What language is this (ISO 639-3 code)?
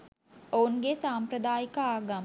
sin